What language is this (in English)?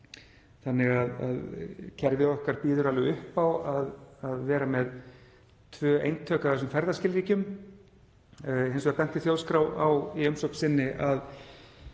Icelandic